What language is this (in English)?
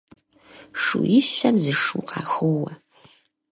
Kabardian